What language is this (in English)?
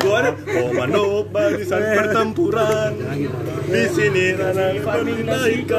Indonesian